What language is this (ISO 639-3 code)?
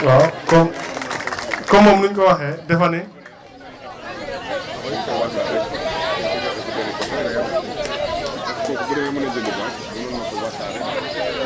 wol